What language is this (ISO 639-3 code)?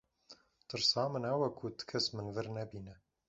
kur